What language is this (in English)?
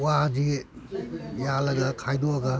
Manipuri